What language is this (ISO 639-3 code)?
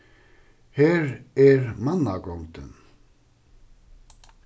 fao